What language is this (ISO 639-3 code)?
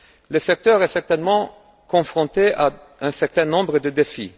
fra